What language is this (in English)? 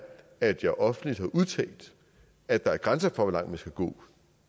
Danish